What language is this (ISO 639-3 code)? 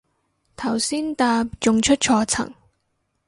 yue